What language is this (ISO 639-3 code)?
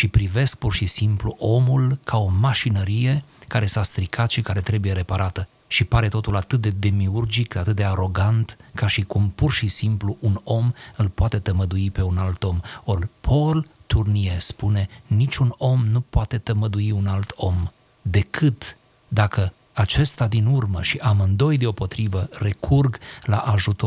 ron